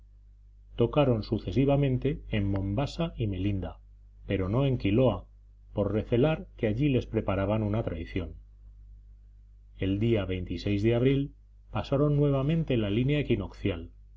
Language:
Spanish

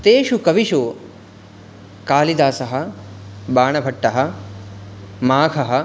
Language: Sanskrit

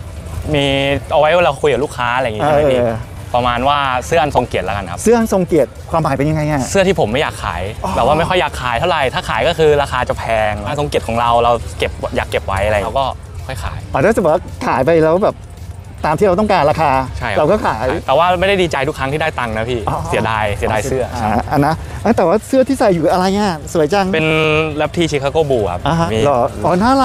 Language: Thai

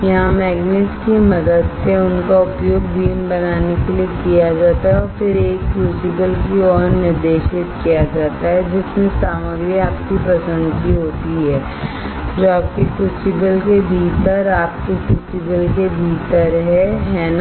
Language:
Hindi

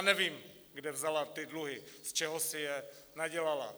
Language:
Czech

